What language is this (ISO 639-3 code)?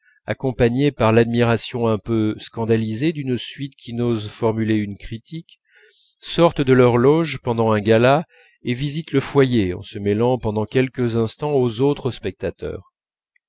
fra